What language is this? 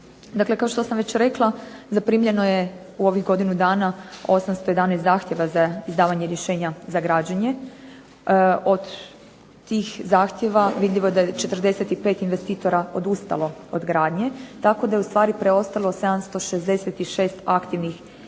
Croatian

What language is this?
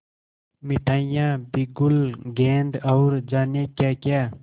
Hindi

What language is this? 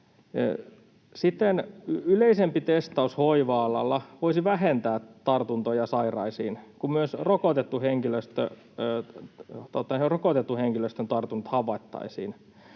Finnish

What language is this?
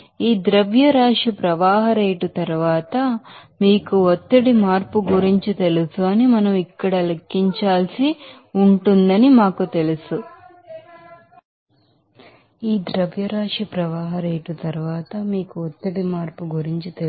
Telugu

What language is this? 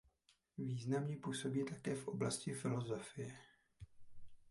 Czech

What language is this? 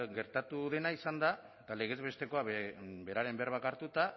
Basque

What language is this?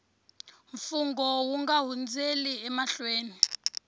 Tsonga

